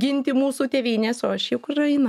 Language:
Lithuanian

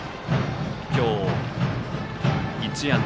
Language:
Japanese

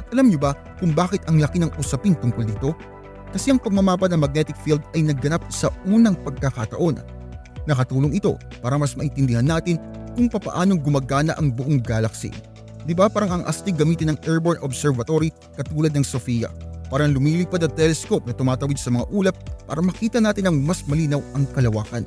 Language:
Filipino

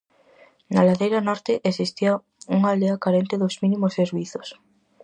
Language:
Galician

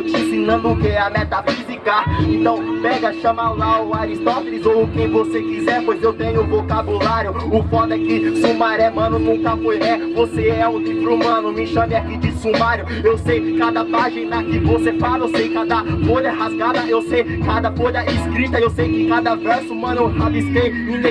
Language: Portuguese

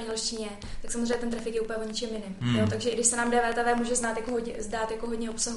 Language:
Czech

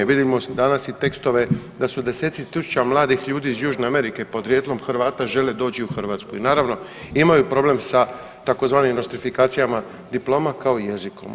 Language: Croatian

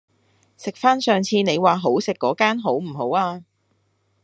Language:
Cantonese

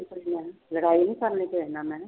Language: Punjabi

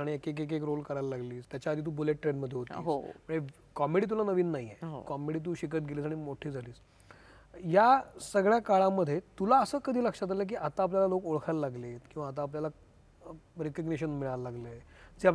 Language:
Marathi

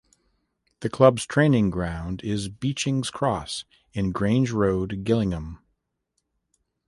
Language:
English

